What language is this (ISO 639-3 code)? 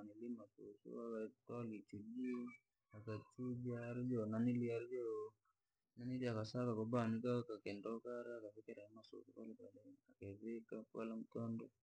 lag